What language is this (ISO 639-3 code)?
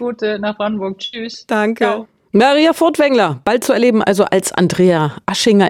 deu